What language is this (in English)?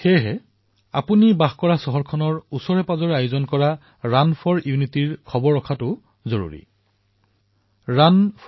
Assamese